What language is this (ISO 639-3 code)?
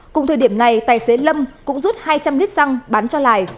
vie